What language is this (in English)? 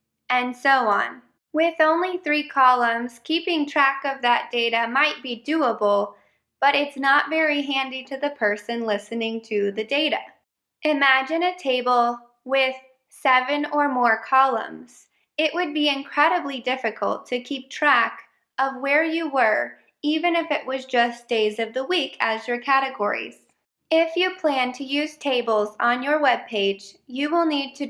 English